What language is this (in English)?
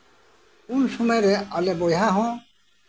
Santali